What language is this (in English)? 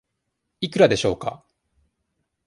Japanese